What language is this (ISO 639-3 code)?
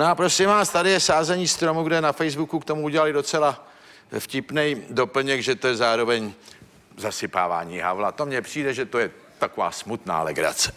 ces